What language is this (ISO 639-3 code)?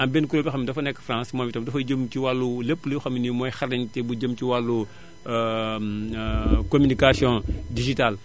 wol